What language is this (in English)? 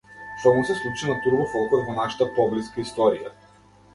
Macedonian